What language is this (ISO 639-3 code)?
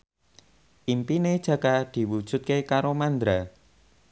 jav